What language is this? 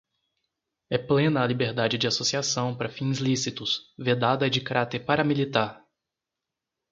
Portuguese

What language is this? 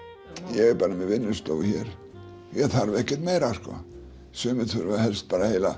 Icelandic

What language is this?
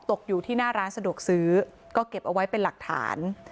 Thai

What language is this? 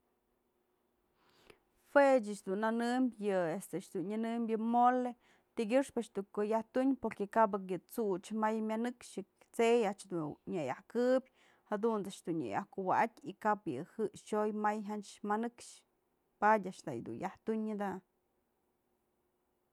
Mazatlán Mixe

